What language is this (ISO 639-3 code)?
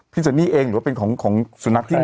tha